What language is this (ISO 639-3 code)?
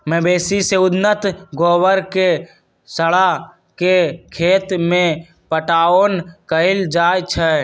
mag